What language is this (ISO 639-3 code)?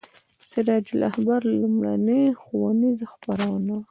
pus